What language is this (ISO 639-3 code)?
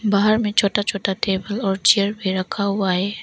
hin